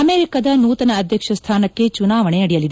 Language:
Kannada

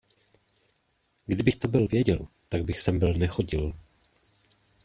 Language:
Czech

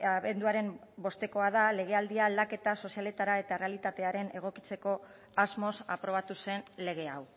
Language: Basque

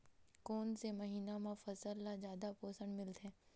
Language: Chhattisgarhi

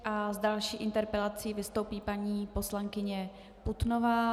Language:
Czech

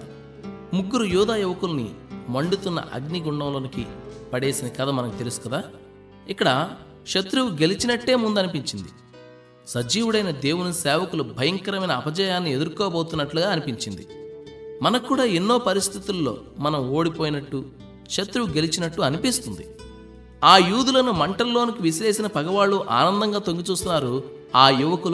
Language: Telugu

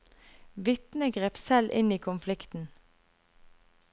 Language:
Norwegian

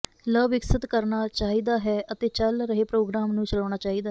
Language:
Punjabi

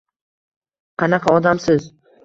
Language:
Uzbek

